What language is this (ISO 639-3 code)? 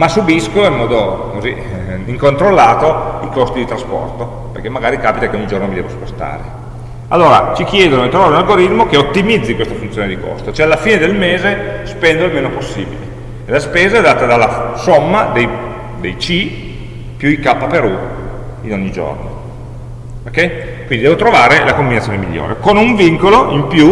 ita